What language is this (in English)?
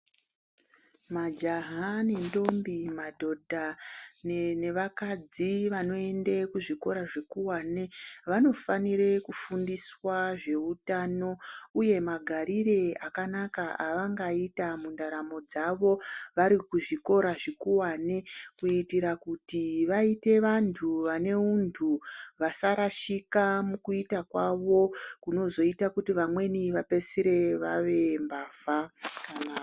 Ndau